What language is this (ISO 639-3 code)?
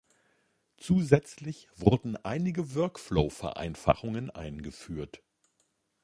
deu